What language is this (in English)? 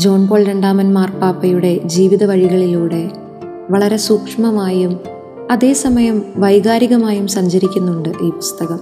Malayalam